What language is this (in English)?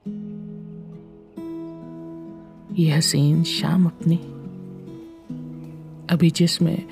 Hindi